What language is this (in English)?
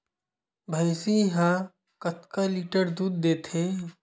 Chhattisgarhi